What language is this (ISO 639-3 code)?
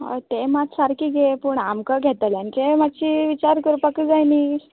kok